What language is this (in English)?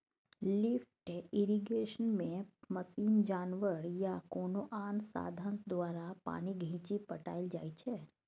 Maithili